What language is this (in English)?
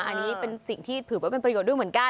Thai